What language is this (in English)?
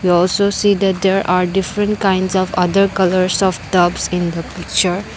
English